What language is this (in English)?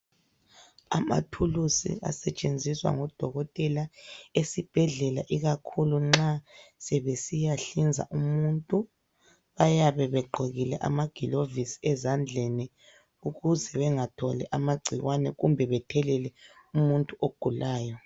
North Ndebele